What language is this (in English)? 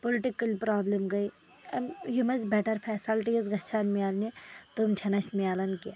Kashmiri